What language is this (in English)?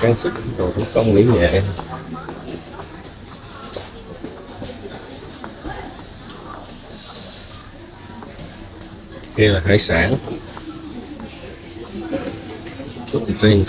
Vietnamese